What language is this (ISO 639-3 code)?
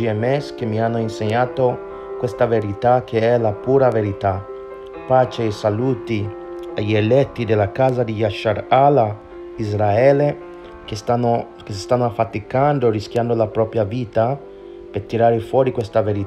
ita